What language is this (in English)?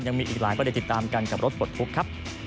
Thai